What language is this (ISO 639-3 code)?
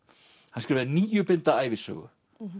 isl